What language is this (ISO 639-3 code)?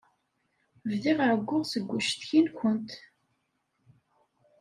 kab